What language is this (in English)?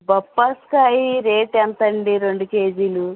Telugu